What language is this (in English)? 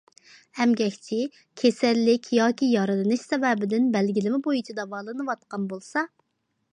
Uyghur